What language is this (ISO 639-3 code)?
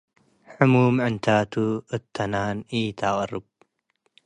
tig